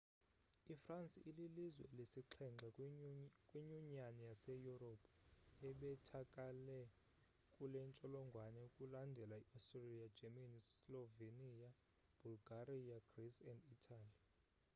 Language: Xhosa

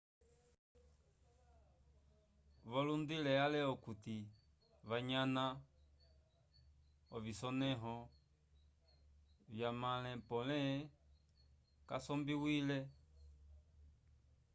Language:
Umbundu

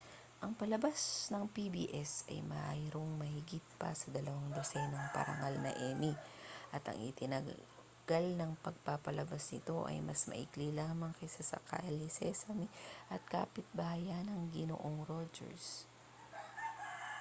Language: Filipino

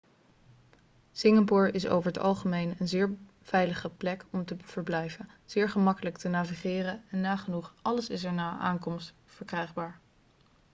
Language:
Dutch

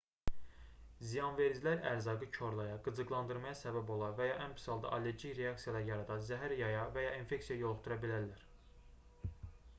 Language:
Azerbaijani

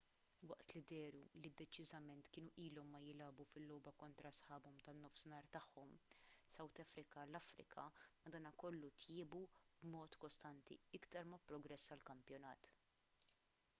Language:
Maltese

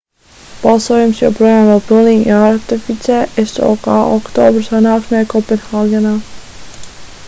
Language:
Latvian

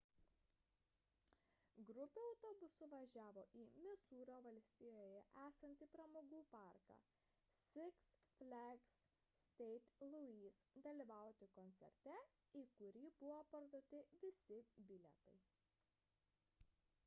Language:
Lithuanian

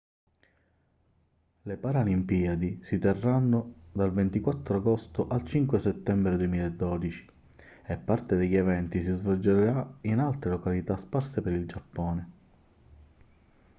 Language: Italian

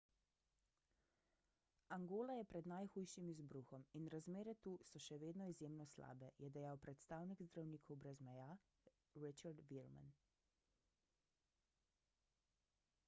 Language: Slovenian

